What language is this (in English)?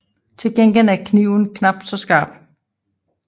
Danish